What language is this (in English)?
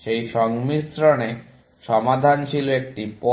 Bangla